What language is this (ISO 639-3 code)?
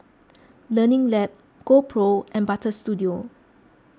eng